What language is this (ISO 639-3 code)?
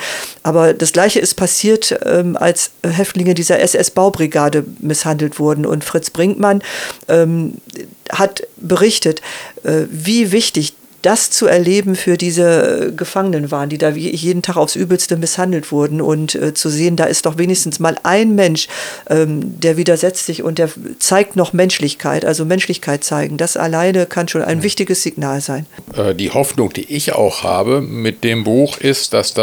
deu